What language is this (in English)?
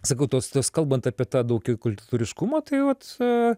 Lithuanian